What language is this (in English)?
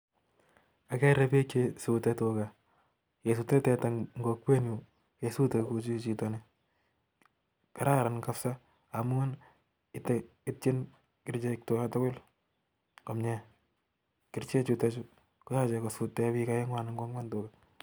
Kalenjin